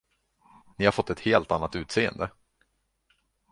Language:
Swedish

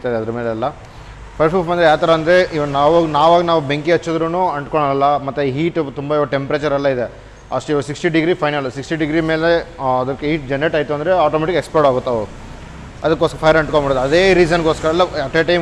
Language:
Kannada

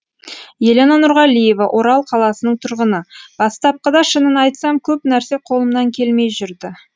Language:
Kazakh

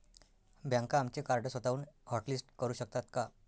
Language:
Marathi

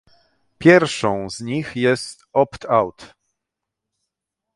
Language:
Polish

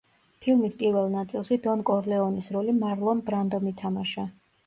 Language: Georgian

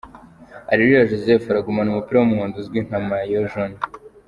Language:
Kinyarwanda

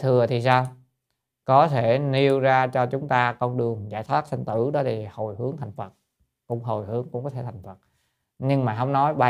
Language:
Vietnamese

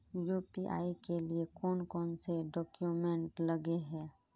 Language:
Magahi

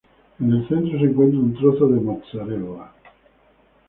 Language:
Spanish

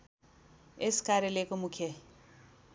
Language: Nepali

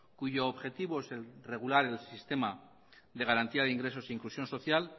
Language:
Spanish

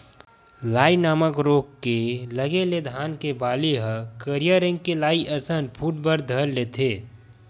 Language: Chhattisgarhi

